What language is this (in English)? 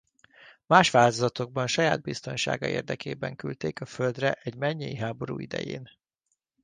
Hungarian